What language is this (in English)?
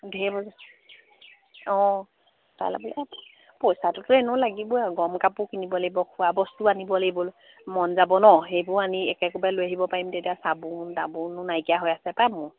Assamese